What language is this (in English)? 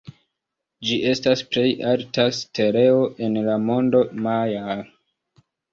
Esperanto